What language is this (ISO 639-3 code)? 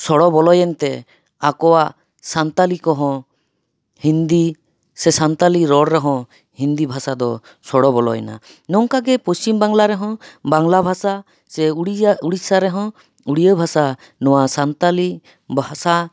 sat